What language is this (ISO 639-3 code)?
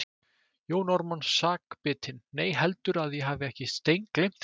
isl